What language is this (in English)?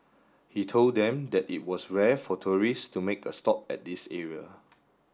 English